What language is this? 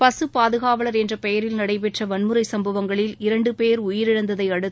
Tamil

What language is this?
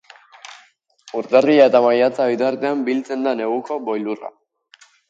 Basque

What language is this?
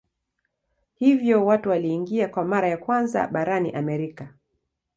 Swahili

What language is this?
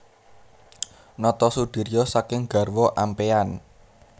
Javanese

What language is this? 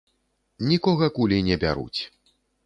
Belarusian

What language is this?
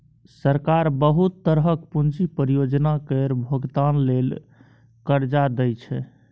Maithili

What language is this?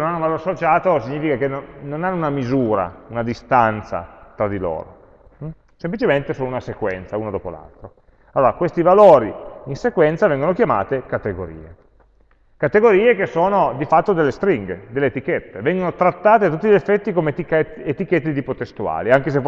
Italian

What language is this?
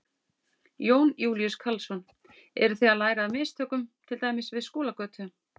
Icelandic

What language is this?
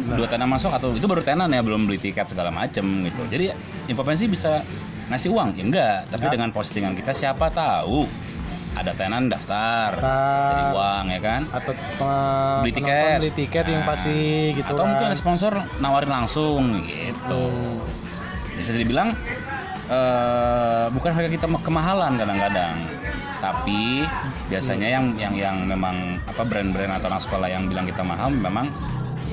Indonesian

